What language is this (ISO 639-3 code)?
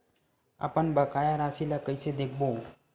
hne